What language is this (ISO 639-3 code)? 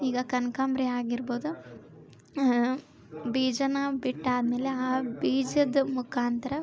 kan